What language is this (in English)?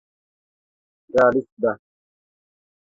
Kurdish